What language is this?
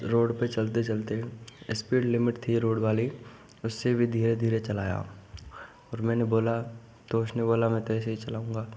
Hindi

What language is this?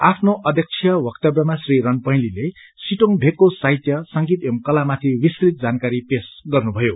Nepali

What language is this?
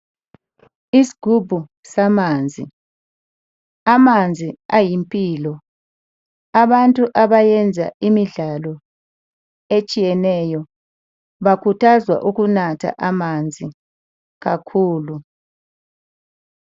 North Ndebele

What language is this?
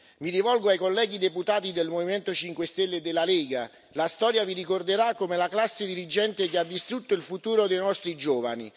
Italian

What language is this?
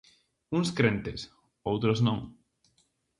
Galician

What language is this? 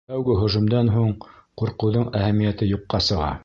Bashkir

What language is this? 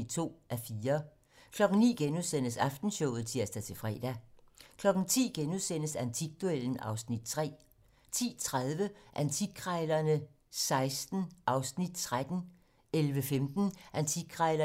Danish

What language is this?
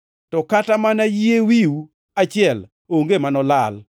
Luo (Kenya and Tanzania)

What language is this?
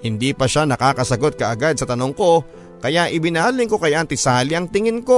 Filipino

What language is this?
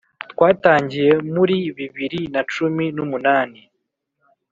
Kinyarwanda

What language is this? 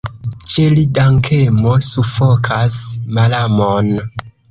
Esperanto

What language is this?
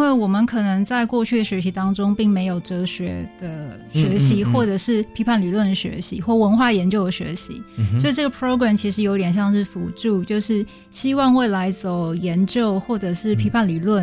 Chinese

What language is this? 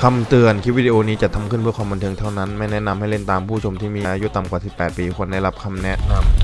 Thai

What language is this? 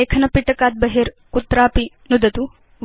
Sanskrit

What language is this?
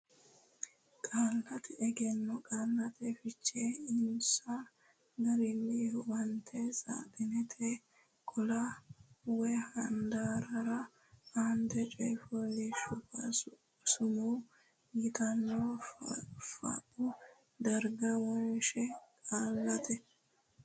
Sidamo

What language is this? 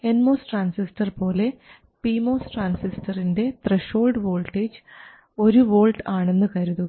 Malayalam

